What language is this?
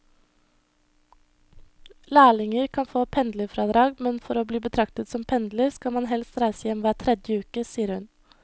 Norwegian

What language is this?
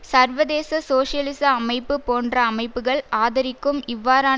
Tamil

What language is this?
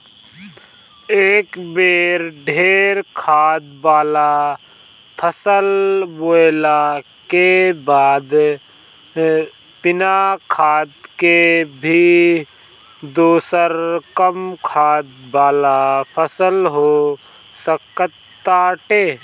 Bhojpuri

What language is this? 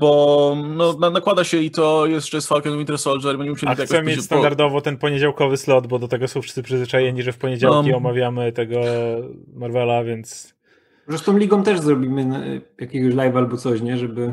Polish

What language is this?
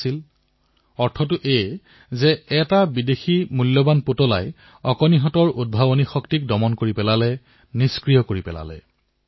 Assamese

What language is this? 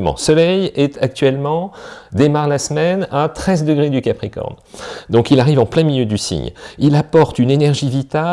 French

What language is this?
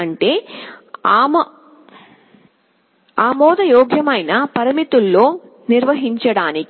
Telugu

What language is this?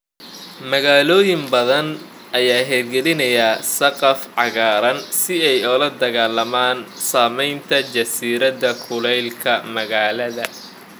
Somali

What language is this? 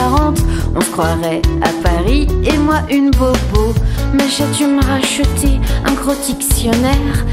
French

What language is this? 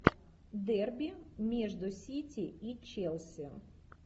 Russian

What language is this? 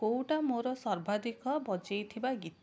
Odia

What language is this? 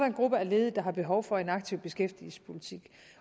Danish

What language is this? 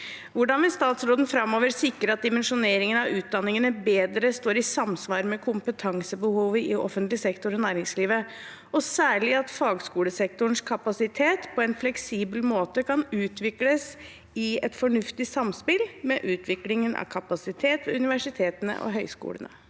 Norwegian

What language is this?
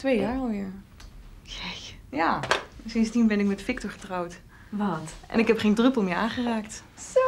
Dutch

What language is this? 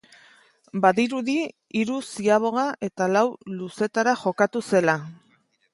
Basque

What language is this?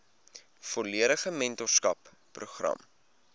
Afrikaans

